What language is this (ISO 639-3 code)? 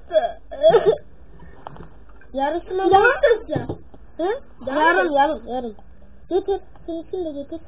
tur